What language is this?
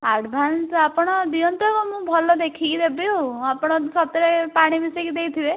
Odia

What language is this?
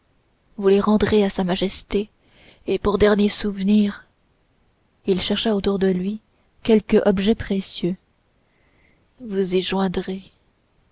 French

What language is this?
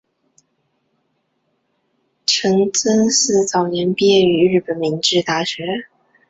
Chinese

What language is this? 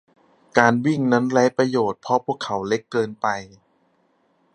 Thai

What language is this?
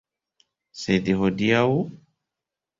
Esperanto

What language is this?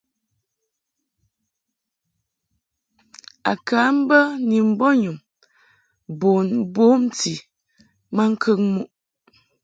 Mungaka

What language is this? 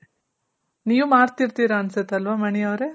Kannada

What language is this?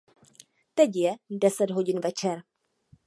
Czech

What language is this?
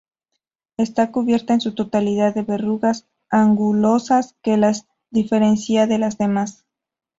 Spanish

